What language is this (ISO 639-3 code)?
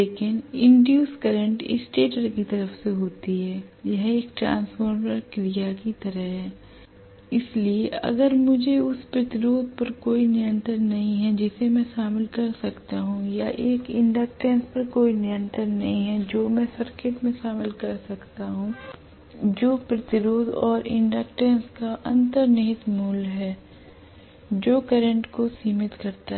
hin